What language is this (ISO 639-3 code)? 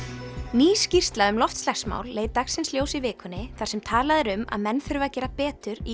isl